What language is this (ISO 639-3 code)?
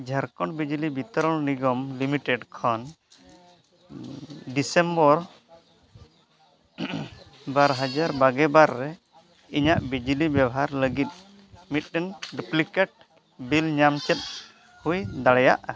sat